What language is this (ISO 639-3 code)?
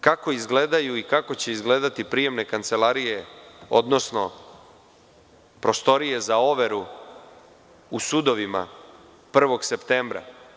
srp